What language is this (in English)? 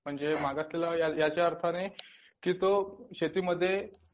Marathi